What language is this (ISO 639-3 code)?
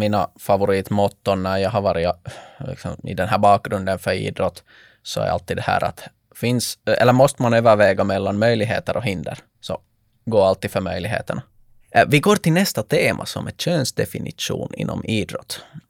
swe